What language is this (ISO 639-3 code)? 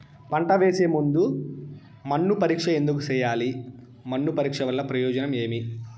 tel